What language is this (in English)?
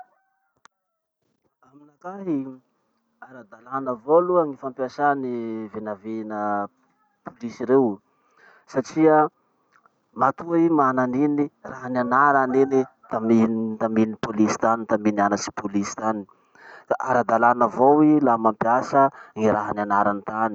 Masikoro Malagasy